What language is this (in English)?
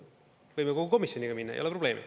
Estonian